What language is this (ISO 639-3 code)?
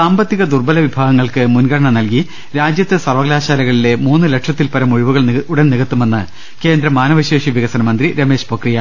mal